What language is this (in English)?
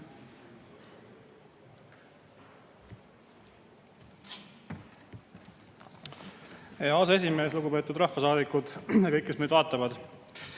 Estonian